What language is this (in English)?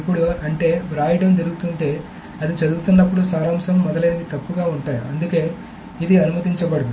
Telugu